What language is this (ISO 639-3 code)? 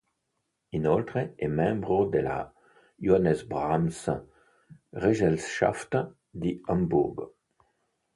ita